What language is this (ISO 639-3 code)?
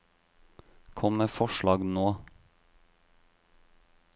nor